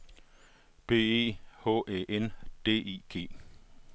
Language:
Danish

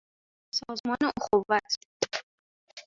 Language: Persian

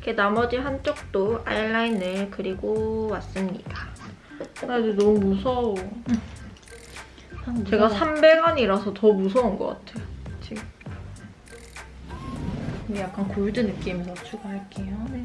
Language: Korean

